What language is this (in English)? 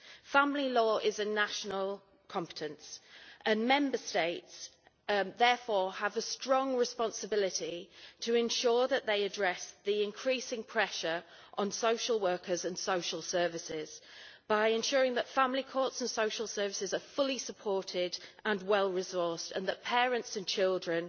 English